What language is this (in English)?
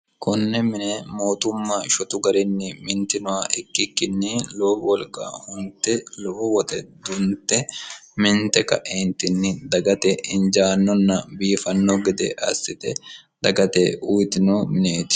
Sidamo